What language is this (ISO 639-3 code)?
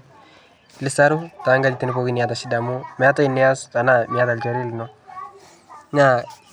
mas